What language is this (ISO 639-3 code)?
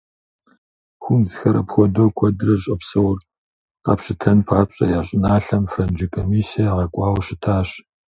kbd